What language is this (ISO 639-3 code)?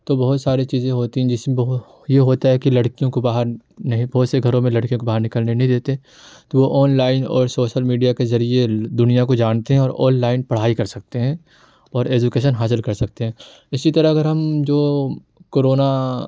urd